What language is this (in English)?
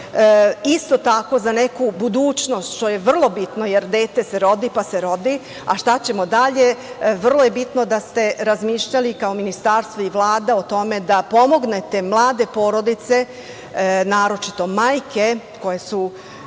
Serbian